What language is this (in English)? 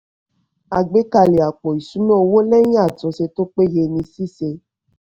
Yoruba